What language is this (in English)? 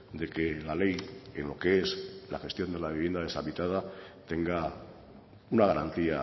Spanish